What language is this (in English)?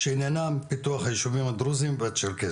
Hebrew